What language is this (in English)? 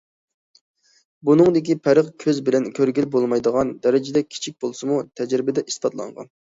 Uyghur